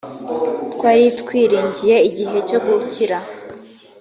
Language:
Kinyarwanda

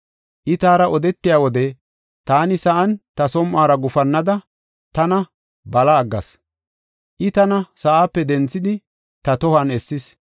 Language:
Gofa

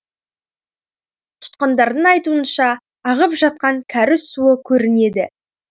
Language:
Kazakh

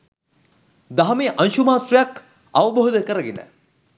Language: Sinhala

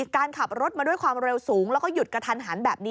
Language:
Thai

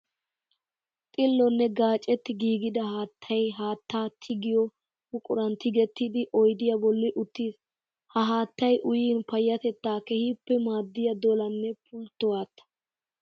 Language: Wolaytta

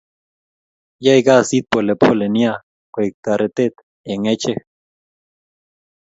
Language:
Kalenjin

